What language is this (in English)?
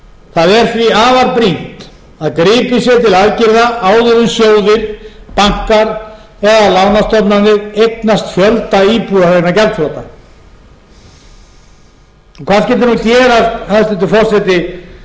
Icelandic